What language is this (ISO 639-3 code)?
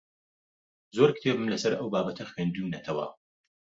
ckb